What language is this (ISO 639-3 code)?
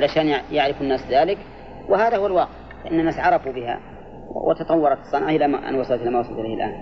ara